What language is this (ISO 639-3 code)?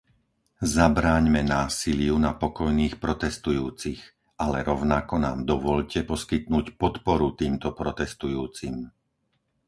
slk